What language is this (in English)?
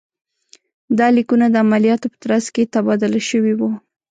Pashto